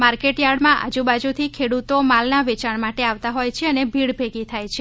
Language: Gujarati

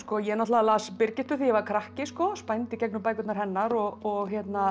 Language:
Icelandic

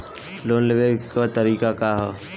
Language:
Bhojpuri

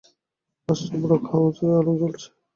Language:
Bangla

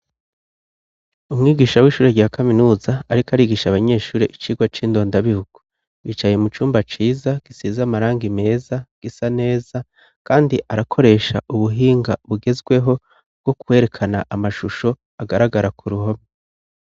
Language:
Rundi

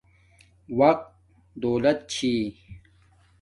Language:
Domaaki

